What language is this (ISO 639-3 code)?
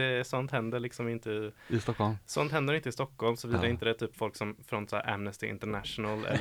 swe